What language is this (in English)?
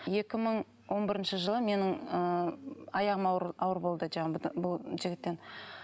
Kazakh